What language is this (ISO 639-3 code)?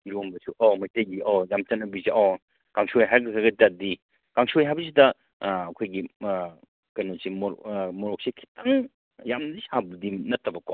mni